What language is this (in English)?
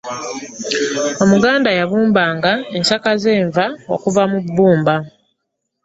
Ganda